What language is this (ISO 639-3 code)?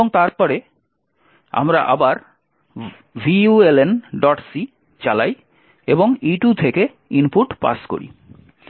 ben